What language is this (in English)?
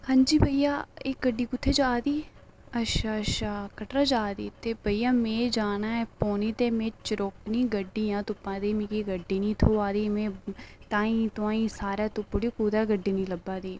Dogri